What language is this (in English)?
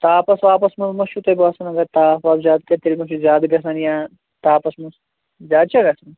Kashmiri